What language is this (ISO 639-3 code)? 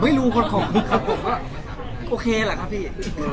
tha